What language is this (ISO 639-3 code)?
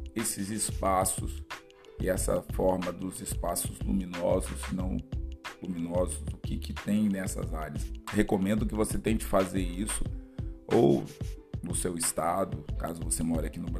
por